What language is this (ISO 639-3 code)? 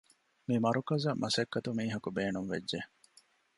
div